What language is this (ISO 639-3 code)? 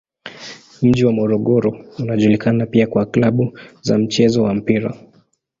swa